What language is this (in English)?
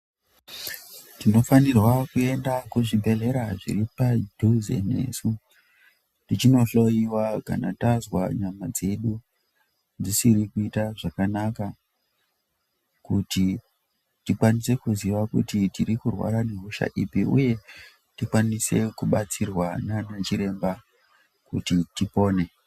Ndau